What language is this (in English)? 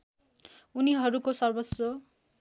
Nepali